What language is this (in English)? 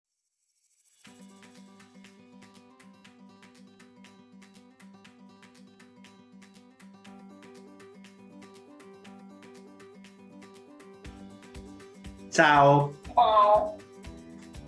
Italian